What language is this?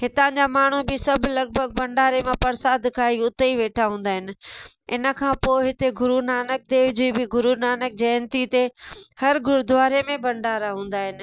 Sindhi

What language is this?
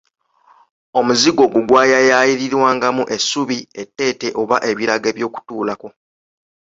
Ganda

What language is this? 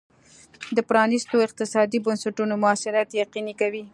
Pashto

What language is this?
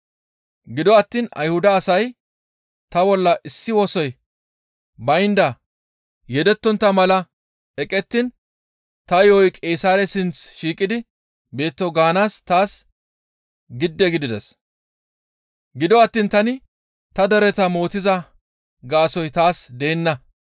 Gamo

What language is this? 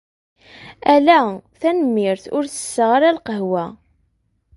Kabyle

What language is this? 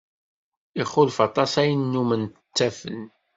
Kabyle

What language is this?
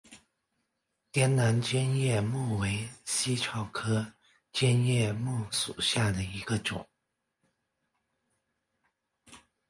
Chinese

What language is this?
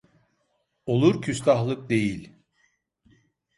Turkish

